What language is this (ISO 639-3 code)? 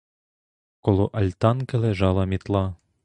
ukr